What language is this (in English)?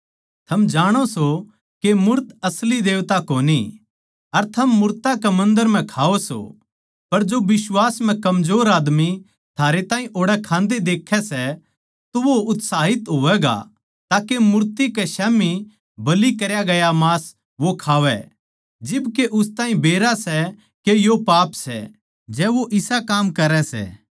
Haryanvi